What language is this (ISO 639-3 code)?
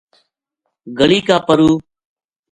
gju